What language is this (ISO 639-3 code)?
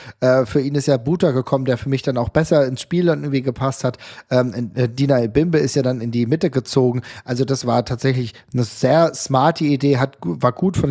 deu